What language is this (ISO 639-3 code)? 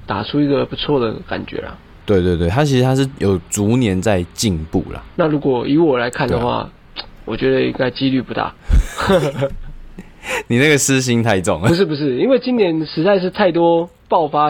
zho